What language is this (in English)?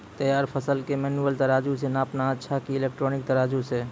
Maithili